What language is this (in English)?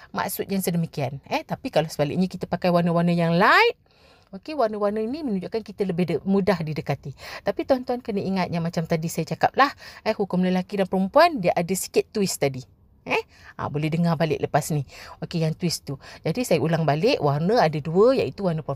Malay